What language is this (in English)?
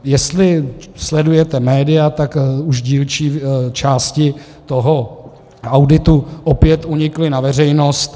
Czech